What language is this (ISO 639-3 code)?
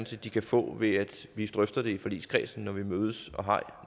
dan